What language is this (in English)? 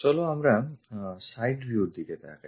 Bangla